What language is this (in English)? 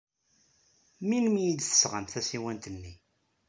Kabyle